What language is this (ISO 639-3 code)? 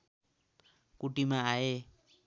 nep